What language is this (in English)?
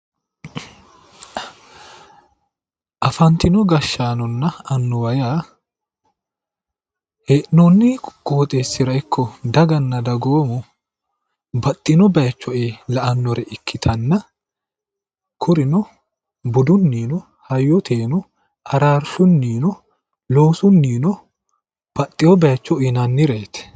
Sidamo